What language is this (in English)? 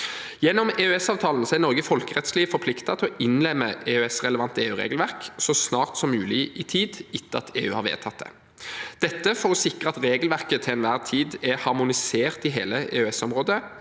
Norwegian